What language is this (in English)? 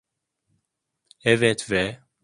Turkish